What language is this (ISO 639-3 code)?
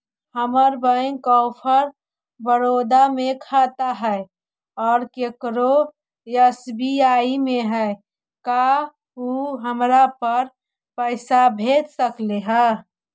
mag